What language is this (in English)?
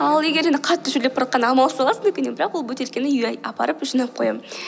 Kazakh